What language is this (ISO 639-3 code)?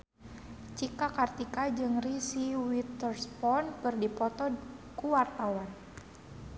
sun